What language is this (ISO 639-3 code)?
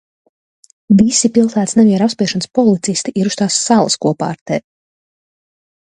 lav